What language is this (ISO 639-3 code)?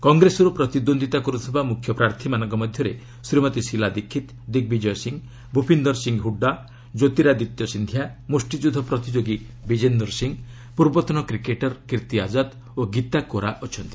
ori